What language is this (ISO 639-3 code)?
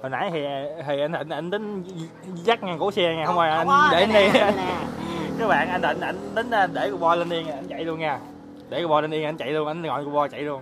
vie